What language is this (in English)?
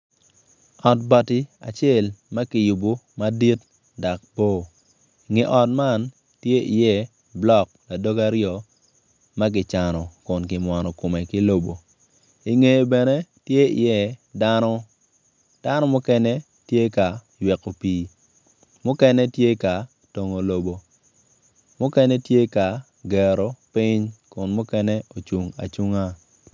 Acoli